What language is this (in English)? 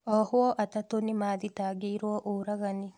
Kikuyu